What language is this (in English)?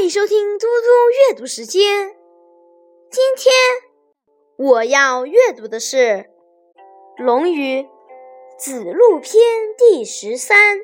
Chinese